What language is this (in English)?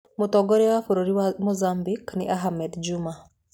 Kikuyu